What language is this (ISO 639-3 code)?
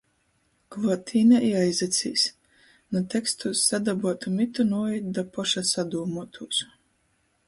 ltg